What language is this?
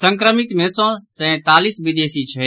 Maithili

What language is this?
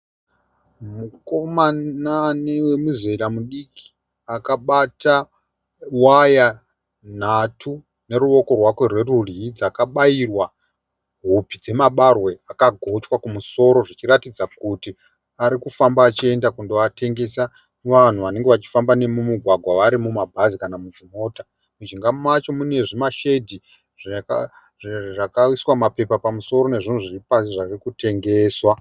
Shona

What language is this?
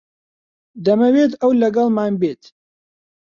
Central Kurdish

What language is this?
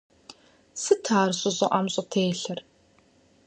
Kabardian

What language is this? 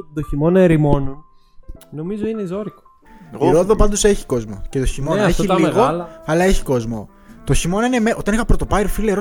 Greek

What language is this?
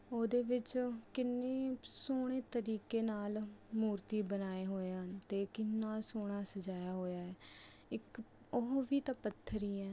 Punjabi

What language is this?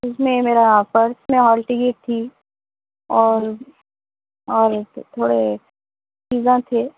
Urdu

